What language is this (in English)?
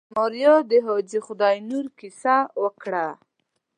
Pashto